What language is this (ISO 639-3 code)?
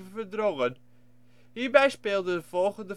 nld